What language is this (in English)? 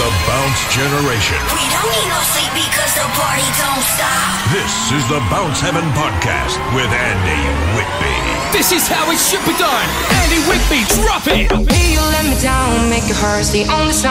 English